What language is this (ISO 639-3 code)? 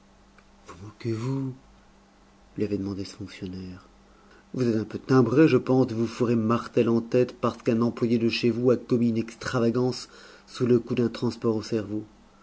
fra